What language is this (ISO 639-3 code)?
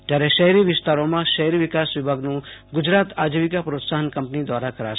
guj